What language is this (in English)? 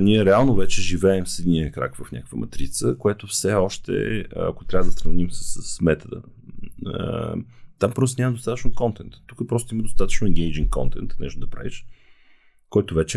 Bulgarian